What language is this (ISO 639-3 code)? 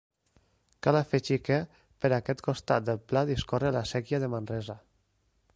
cat